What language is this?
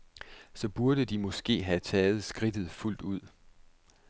Danish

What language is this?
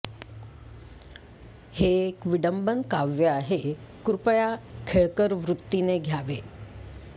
Marathi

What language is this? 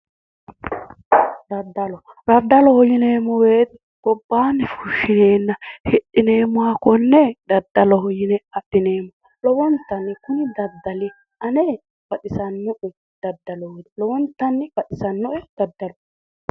Sidamo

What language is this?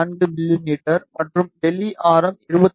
Tamil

